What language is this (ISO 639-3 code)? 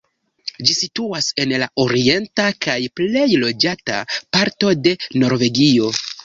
epo